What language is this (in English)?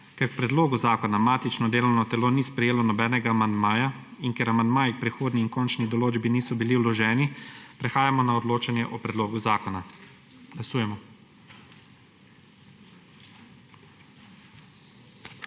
Slovenian